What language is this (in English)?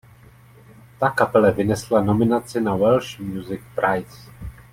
Czech